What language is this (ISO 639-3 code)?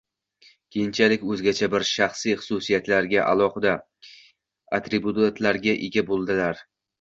uzb